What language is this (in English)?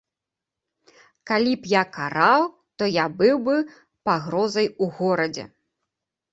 Belarusian